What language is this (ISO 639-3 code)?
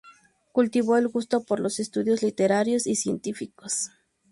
spa